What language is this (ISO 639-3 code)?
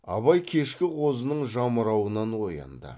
kaz